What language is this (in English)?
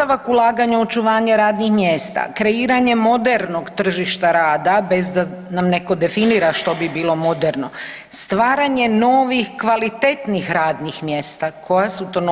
Croatian